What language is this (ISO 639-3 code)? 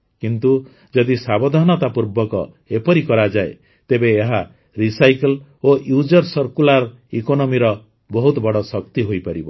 ori